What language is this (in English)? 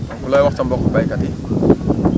Wolof